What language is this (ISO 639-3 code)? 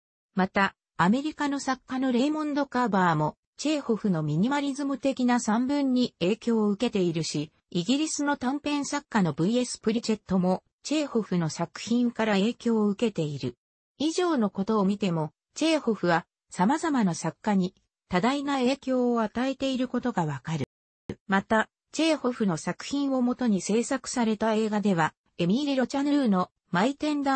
jpn